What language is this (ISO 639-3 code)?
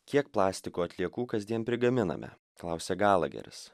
lit